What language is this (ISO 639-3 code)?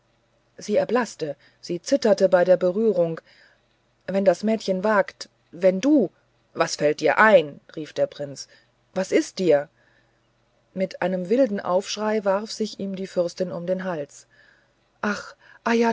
deu